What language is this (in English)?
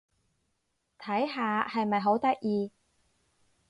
Cantonese